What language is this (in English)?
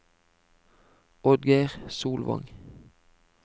Norwegian